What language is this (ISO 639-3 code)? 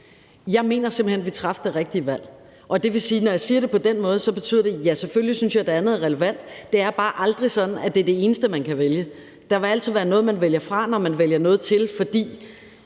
dan